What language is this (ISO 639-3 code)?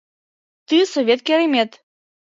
chm